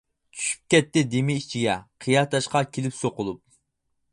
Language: Uyghur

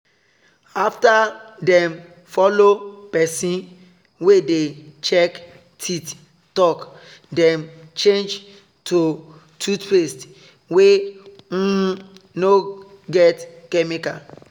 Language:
Nigerian Pidgin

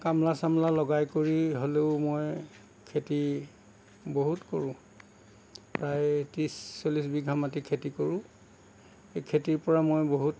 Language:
Assamese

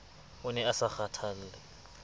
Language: Southern Sotho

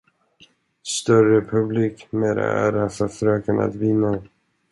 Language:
Swedish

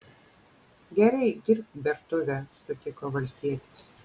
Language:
Lithuanian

